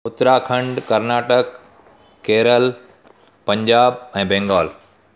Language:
Sindhi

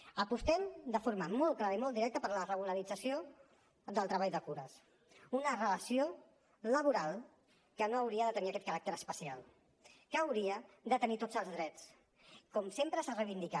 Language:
Catalan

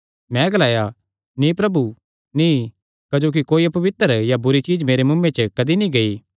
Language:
Kangri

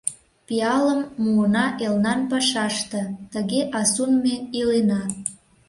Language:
Mari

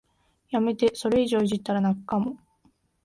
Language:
Japanese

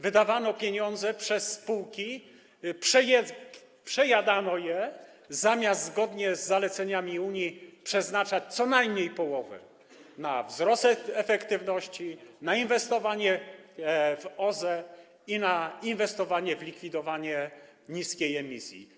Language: Polish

